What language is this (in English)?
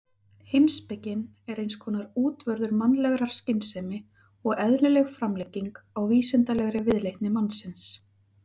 Icelandic